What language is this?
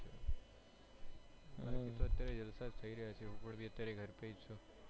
Gujarati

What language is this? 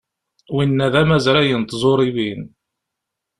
Kabyle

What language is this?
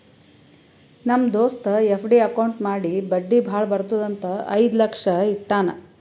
Kannada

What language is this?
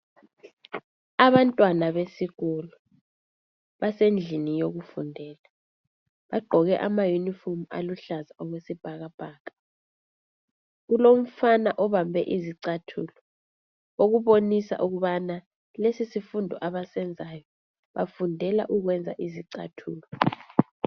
North Ndebele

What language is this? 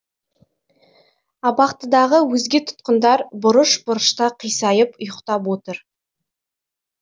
Kazakh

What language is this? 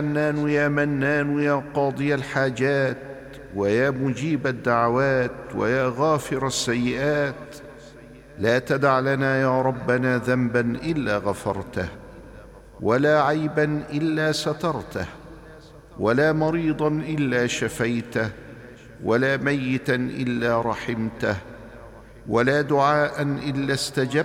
Arabic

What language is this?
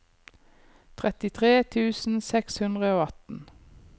Norwegian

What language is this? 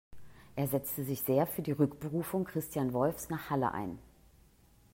German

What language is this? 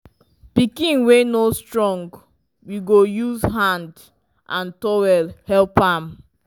Nigerian Pidgin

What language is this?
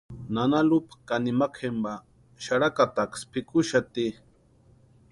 Western Highland Purepecha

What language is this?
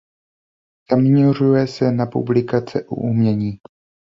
Czech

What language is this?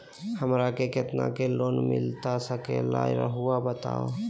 Magahi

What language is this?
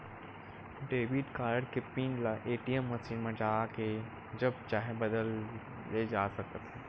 Chhattisgarhi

